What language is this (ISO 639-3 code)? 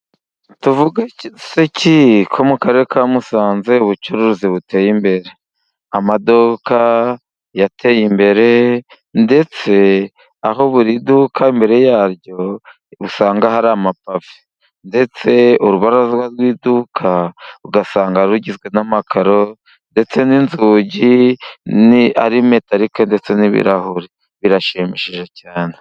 kin